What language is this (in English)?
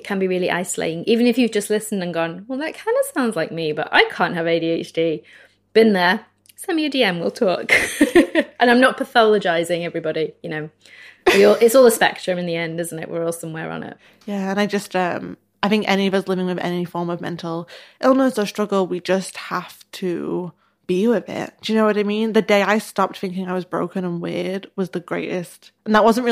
English